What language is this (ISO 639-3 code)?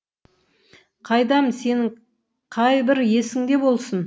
kaz